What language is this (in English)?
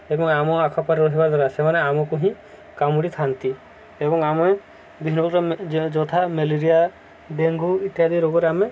Odia